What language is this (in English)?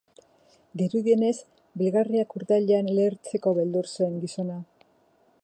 Basque